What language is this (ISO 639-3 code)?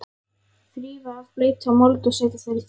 isl